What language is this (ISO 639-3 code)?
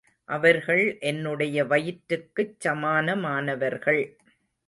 tam